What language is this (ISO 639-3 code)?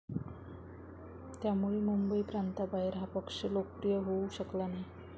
mar